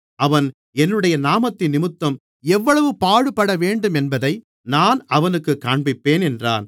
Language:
Tamil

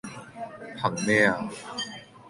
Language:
Cantonese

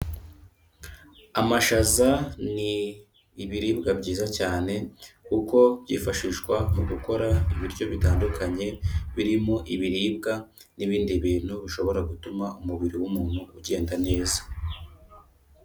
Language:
Kinyarwanda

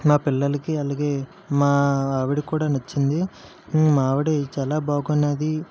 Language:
Telugu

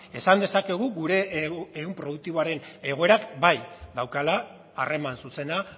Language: Basque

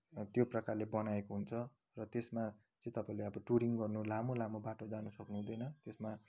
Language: Nepali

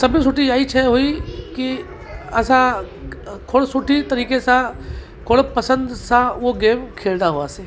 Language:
Sindhi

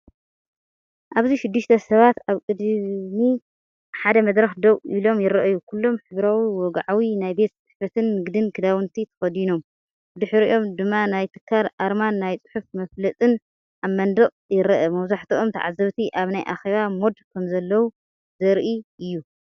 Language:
Tigrinya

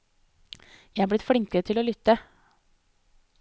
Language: Norwegian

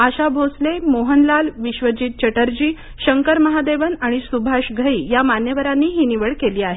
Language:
Marathi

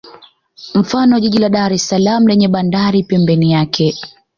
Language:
Swahili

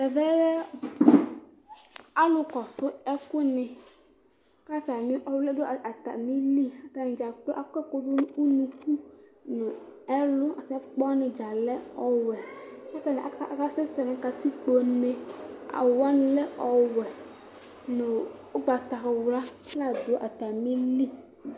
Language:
Ikposo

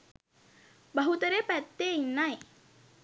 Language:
Sinhala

